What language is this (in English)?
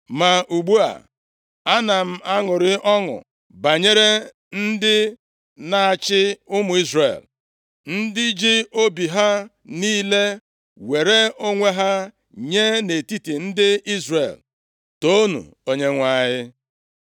Igbo